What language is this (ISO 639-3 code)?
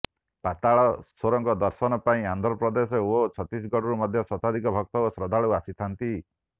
ori